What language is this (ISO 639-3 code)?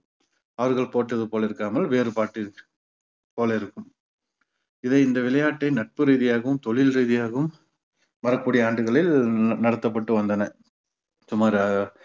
tam